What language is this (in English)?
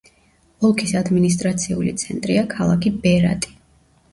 Georgian